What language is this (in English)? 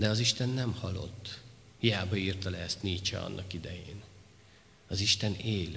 Hungarian